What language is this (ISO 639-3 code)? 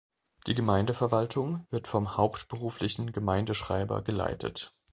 deu